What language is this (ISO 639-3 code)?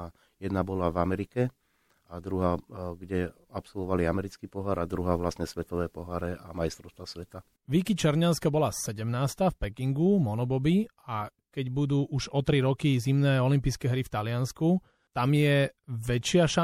slk